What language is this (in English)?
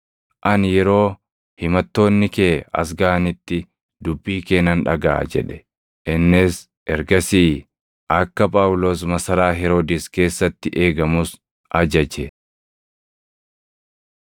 Oromo